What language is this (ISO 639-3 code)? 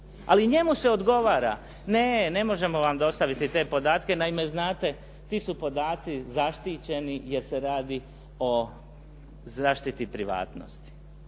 hrv